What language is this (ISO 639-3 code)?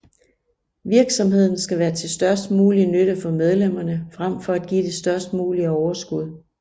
dan